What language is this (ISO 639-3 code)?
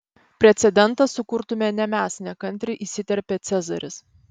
lit